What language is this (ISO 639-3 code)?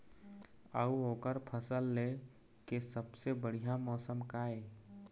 hne